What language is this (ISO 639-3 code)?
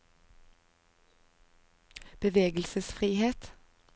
nor